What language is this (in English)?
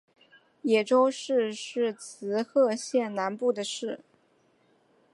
Chinese